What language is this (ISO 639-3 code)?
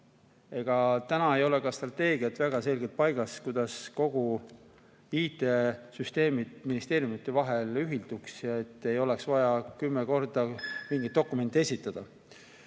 est